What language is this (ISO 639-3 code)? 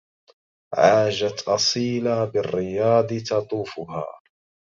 ara